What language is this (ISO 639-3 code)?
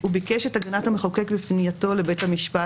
heb